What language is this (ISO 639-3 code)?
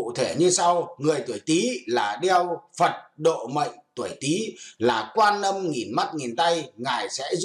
vie